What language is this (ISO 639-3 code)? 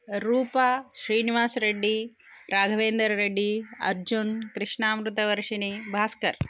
san